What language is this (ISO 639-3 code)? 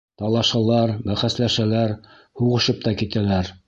bak